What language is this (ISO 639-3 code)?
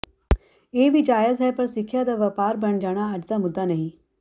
pan